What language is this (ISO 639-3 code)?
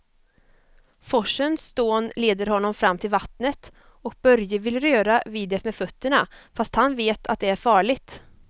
swe